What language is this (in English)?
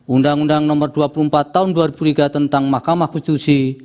Indonesian